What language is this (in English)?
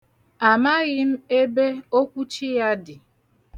Igbo